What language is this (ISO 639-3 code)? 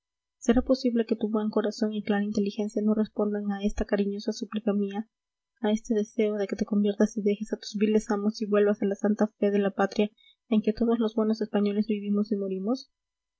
spa